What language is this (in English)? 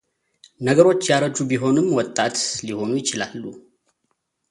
Amharic